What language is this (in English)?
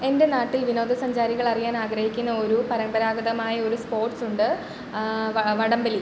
Malayalam